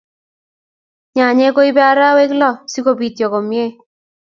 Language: Kalenjin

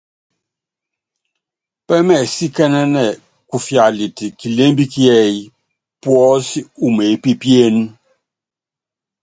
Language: Yangben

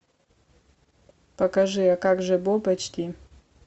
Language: Russian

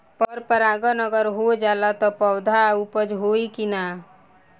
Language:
Bhojpuri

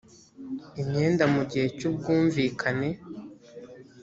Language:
Kinyarwanda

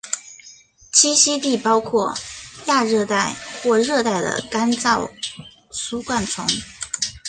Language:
Chinese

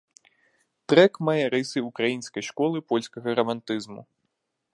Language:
Belarusian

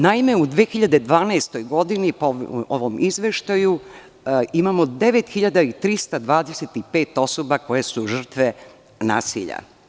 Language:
Serbian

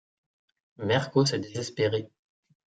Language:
French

